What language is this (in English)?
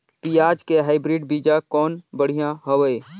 Chhattisgarhi